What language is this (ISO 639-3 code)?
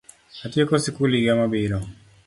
luo